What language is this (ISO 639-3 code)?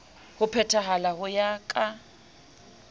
sot